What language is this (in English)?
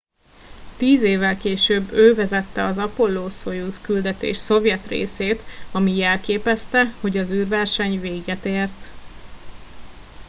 Hungarian